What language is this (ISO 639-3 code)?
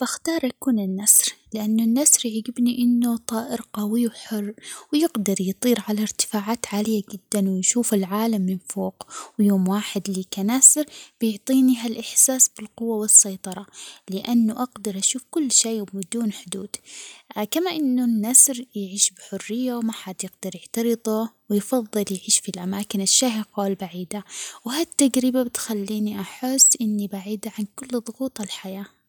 acx